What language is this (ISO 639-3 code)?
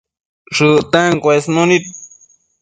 mcf